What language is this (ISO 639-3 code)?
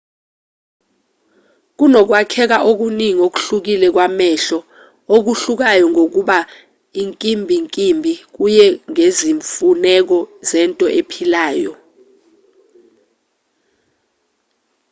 zul